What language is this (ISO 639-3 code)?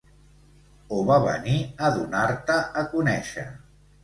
cat